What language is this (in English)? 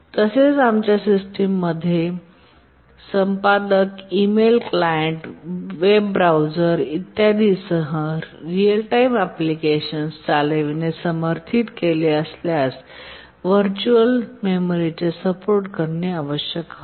Marathi